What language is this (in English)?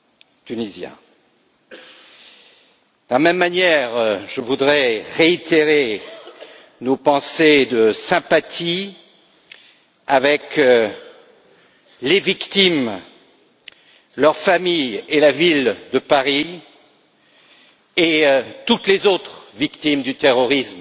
French